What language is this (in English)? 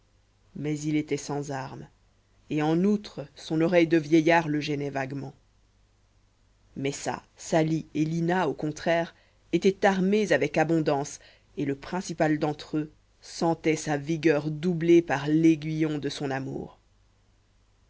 French